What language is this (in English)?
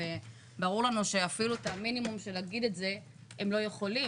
Hebrew